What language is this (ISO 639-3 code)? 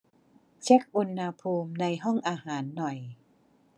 tha